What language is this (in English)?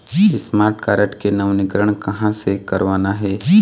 Chhattisgarhi